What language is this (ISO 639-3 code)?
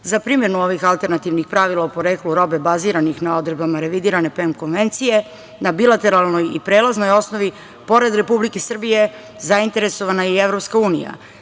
srp